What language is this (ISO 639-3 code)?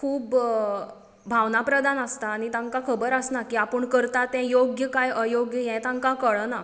kok